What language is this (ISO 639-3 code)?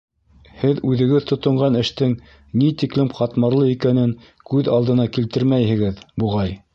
bak